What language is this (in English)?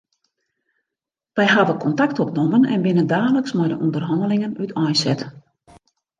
Western Frisian